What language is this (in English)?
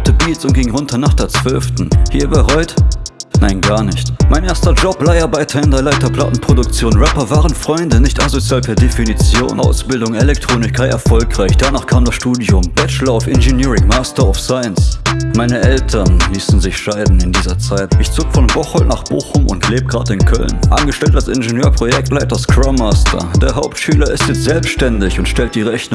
German